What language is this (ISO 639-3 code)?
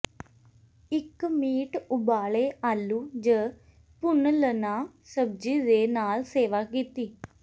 pan